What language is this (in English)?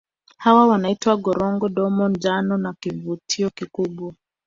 Swahili